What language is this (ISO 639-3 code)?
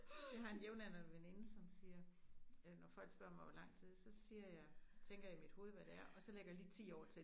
dan